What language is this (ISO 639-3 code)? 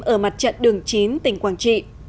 vie